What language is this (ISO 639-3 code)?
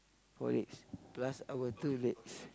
eng